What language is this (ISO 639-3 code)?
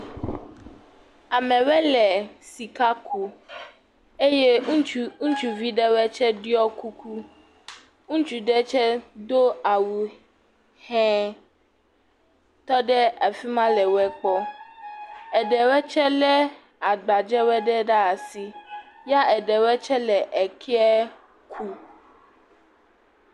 ewe